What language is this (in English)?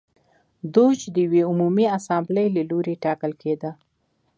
Pashto